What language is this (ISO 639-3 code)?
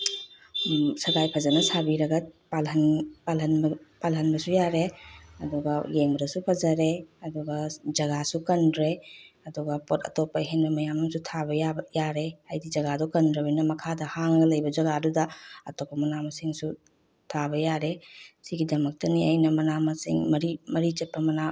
mni